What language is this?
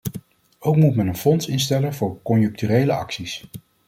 Dutch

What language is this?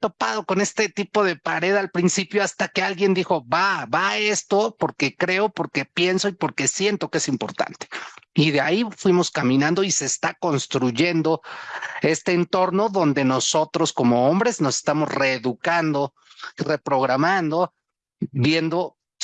Spanish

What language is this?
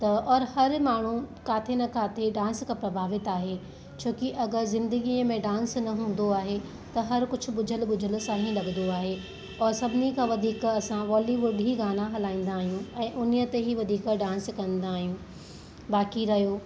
Sindhi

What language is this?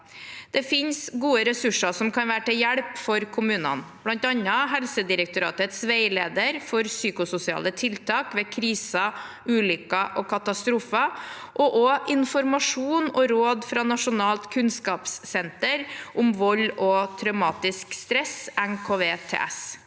Norwegian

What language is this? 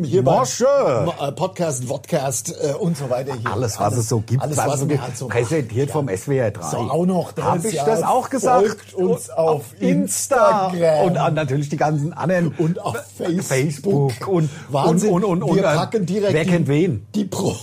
German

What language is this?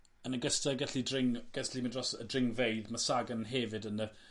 Welsh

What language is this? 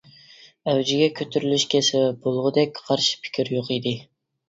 Uyghur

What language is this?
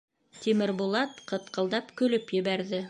Bashkir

